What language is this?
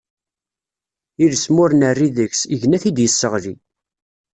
Kabyle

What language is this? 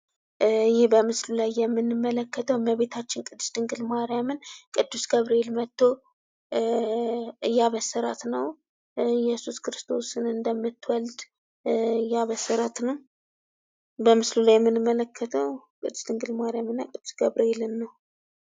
Amharic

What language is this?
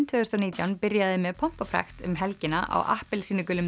Icelandic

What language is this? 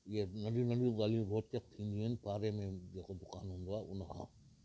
Sindhi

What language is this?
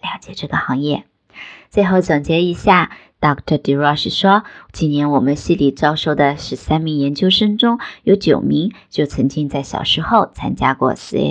Chinese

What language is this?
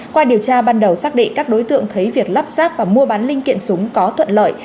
Vietnamese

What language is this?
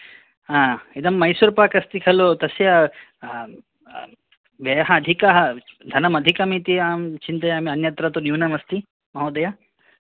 Sanskrit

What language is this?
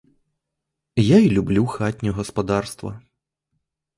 Ukrainian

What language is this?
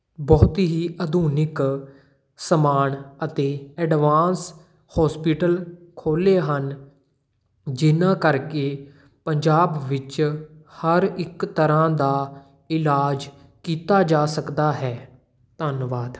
Punjabi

